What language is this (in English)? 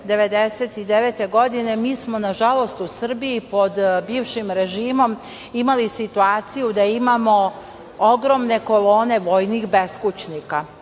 Serbian